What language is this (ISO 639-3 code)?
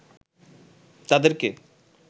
ben